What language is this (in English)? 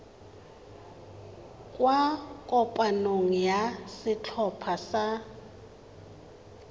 Tswana